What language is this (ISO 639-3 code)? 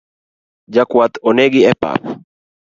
luo